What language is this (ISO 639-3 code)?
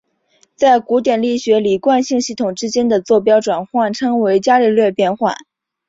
zho